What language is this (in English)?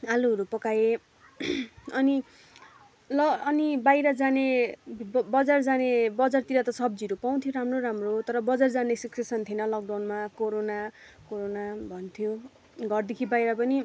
Nepali